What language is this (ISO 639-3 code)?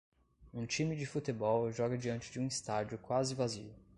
por